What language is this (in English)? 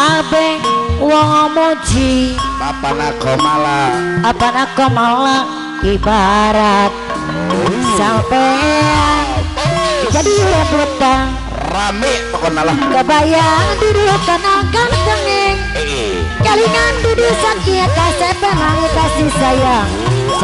Indonesian